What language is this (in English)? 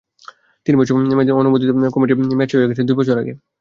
Bangla